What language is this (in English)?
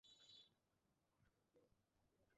Bangla